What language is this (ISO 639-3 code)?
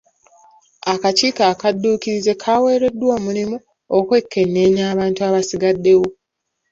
lug